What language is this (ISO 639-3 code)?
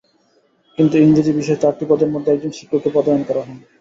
ben